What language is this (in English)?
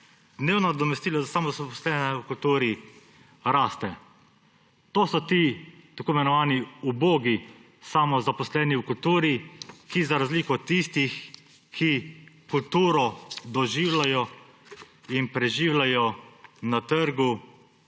Slovenian